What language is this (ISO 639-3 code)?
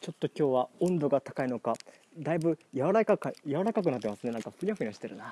jpn